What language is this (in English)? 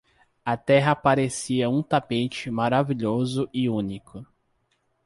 Portuguese